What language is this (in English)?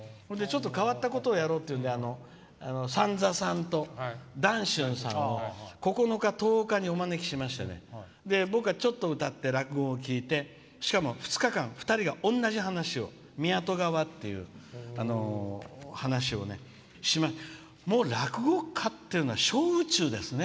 Japanese